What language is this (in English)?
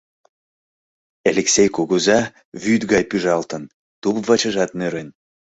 Mari